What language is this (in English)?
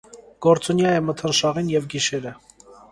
Armenian